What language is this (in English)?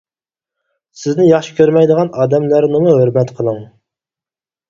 Uyghur